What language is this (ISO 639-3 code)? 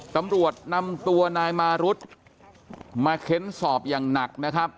tha